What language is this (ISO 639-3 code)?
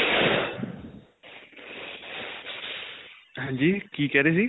pan